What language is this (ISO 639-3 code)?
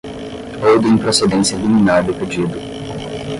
por